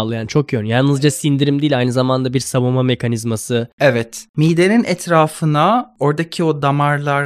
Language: Turkish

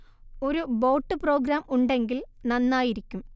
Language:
Malayalam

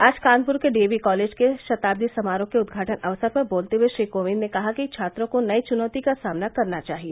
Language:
Hindi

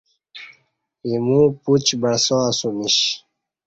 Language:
Kati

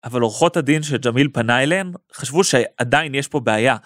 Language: Hebrew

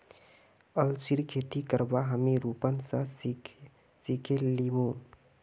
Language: Magahi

